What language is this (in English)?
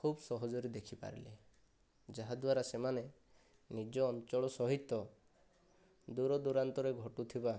Odia